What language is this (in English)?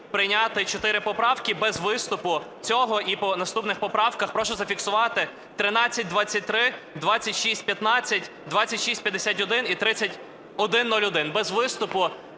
Ukrainian